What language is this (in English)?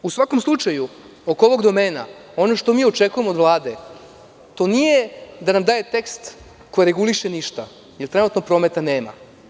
Serbian